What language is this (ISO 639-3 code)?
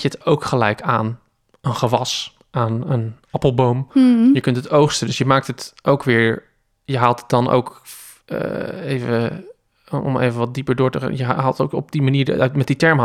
nld